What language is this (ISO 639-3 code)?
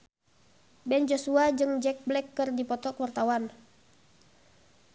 sun